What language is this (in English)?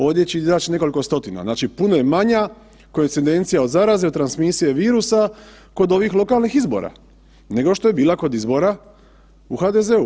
Croatian